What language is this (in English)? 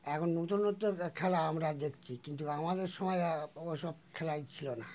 Bangla